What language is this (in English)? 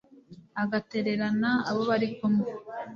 Kinyarwanda